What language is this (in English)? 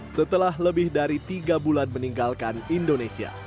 Indonesian